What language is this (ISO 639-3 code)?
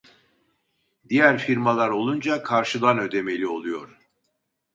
tur